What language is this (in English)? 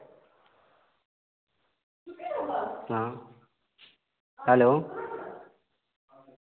Dogri